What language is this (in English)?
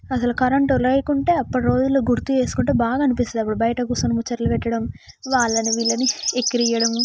Telugu